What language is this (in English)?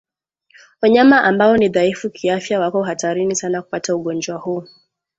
Swahili